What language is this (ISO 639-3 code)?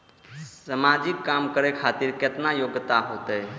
mai